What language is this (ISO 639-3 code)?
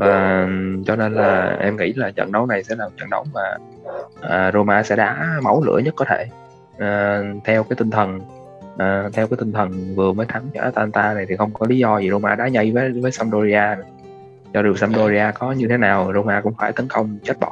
vie